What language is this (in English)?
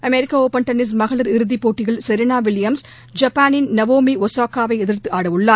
Tamil